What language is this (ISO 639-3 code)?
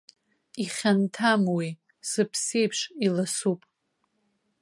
abk